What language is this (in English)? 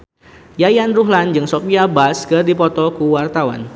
Sundanese